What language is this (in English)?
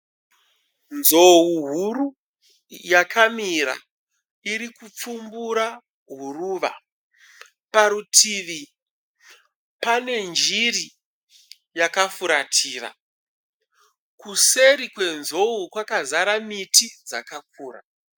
Shona